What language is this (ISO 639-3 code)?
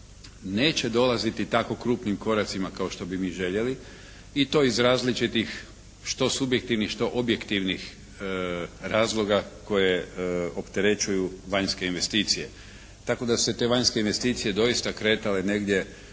hrv